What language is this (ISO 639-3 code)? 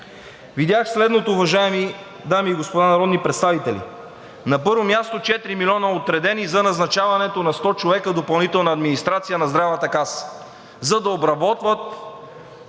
bul